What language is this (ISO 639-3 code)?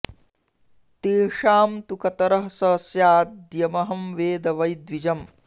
san